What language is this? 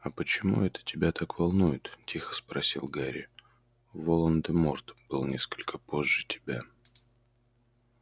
Russian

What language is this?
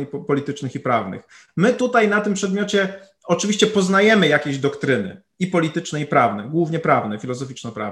Polish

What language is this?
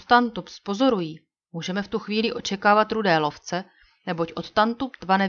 Czech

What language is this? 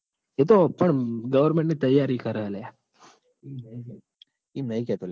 Gujarati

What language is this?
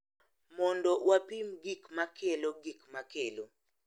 Luo (Kenya and Tanzania)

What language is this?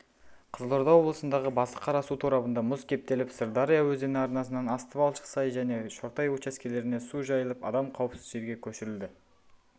Kazakh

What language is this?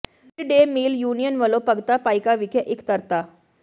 Punjabi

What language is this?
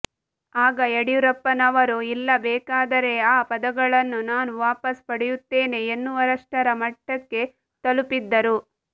Kannada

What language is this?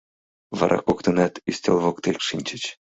Mari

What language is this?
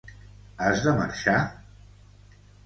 Catalan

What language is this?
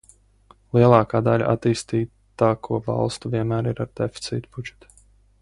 Latvian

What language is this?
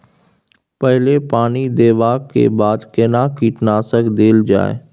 Maithili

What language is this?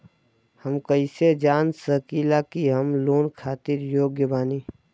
Bhojpuri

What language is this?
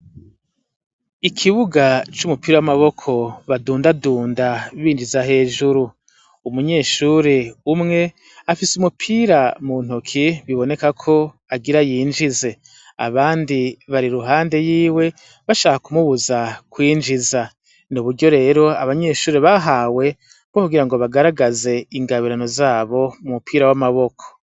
Rundi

